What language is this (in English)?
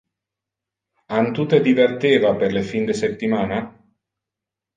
Interlingua